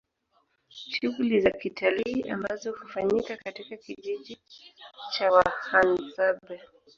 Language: Swahili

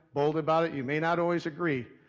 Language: English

